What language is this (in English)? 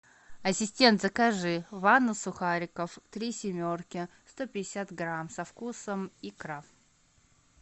Russian